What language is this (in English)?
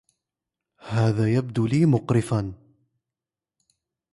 Arabic